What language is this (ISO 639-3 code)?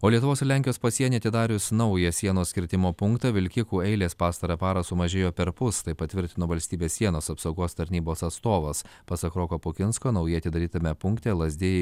lit